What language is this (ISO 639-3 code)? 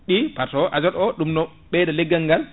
ful